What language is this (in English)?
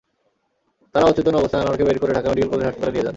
Bangla